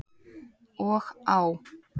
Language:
Icelandic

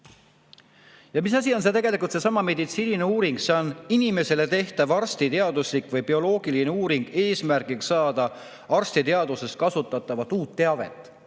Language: Estonian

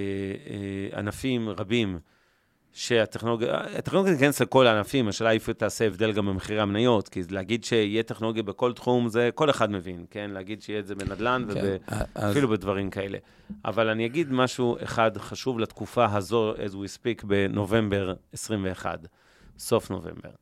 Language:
Hebrew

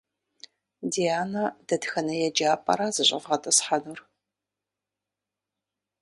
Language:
Kabardian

